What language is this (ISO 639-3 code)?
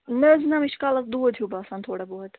kas